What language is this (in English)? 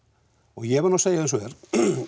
Icelandic